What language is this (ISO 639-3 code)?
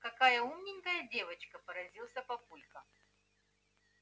rus